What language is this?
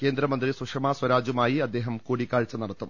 Malayalam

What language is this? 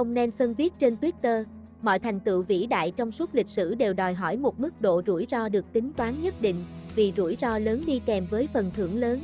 Vietnamese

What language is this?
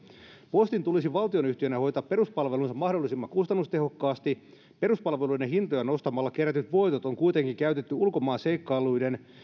Finnish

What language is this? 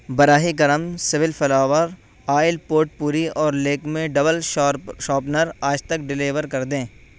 Urdu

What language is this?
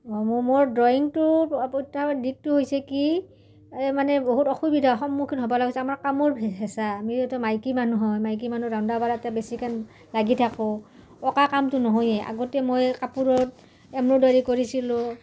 Assamese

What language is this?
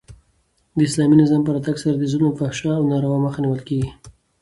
Pashto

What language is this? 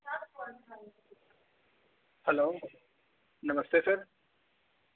Dogri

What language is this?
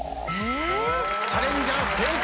Japanese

